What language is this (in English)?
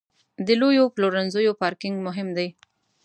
Pashto